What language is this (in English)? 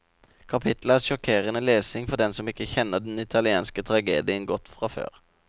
Norwegian